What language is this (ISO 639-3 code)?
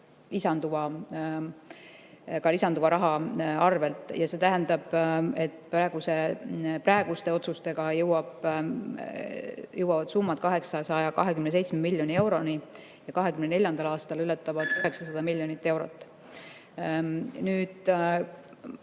est